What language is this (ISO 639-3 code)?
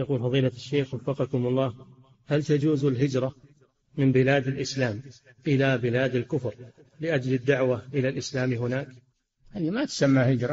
ara